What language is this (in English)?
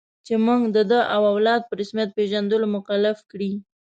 Pashto